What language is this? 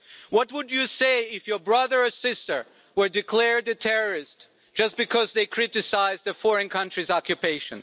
English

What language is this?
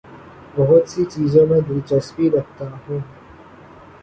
Urdu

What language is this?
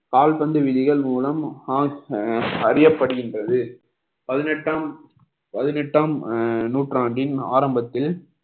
Tamil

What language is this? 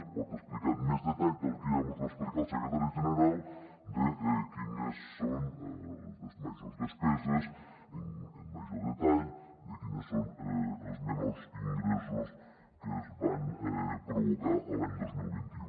Catalan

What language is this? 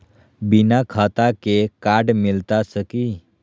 Magahi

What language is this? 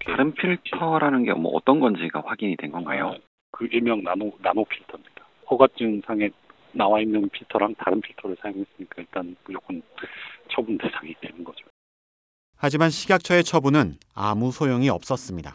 Korean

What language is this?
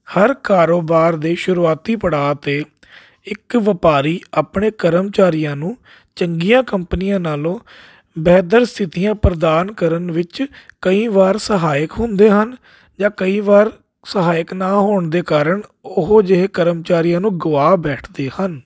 Punjabi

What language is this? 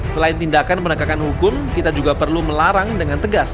Indonesian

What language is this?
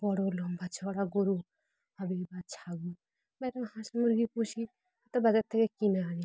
Bangla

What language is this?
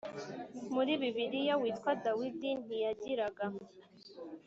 Kinyarwanda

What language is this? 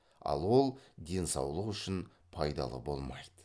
Kazakh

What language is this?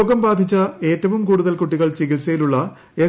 Malayalam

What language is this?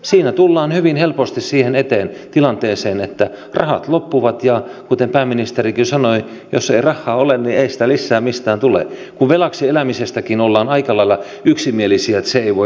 Finnish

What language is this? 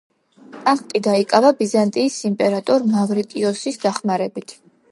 Georgian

